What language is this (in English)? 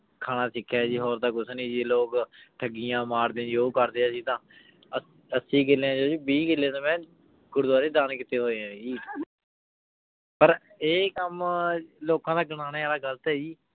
Punjabi